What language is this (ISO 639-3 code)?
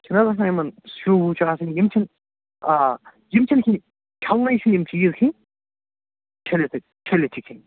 kas